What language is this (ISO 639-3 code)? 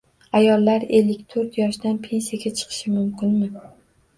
uzb